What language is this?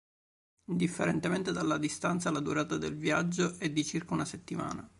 Italian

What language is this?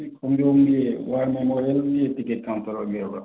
Manipuri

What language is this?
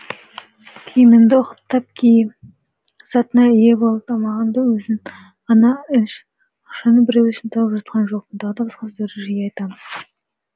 Kazakh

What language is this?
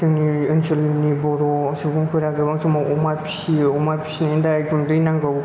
Bodo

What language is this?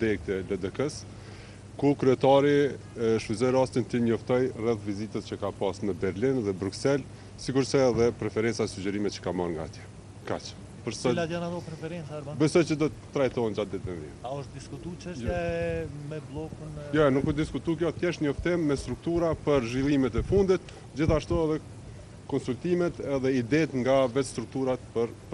Romanian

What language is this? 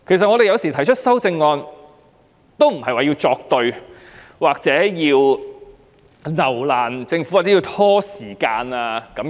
Cantonese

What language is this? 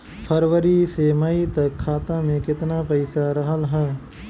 Bhojpuri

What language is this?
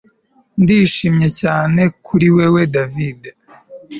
Kinyarwanda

